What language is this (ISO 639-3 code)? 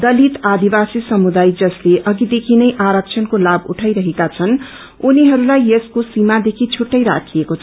nep